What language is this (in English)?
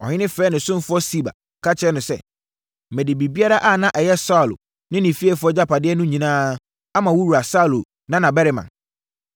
Akan